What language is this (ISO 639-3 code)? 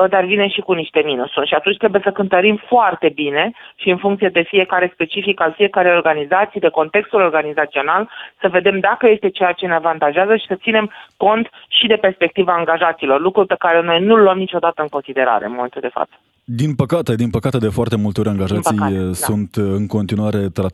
ron